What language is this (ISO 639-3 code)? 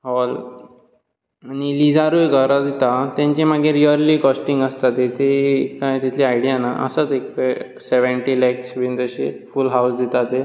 kok